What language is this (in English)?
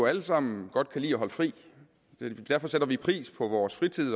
Danish